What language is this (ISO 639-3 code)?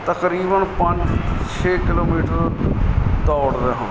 pan